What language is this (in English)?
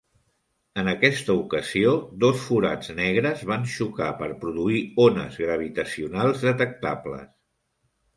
Catalan